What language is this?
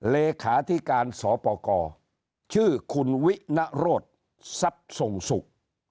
Thai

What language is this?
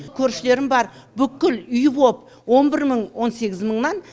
Kazakh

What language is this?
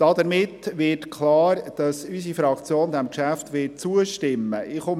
Swiss German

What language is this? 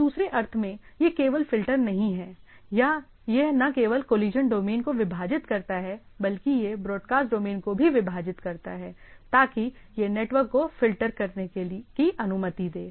Hindi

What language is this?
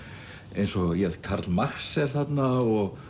Icelandic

